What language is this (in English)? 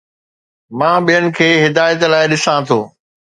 Sindhi